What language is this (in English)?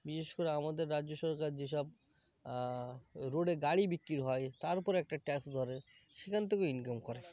Bangla